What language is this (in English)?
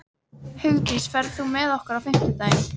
Icelandic